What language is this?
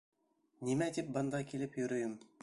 Bashkir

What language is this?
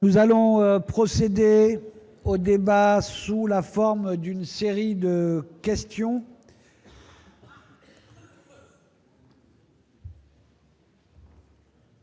French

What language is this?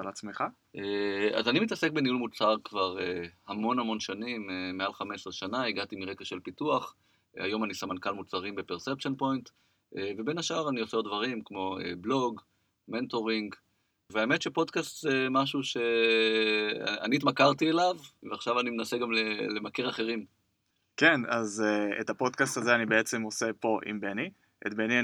Hebrew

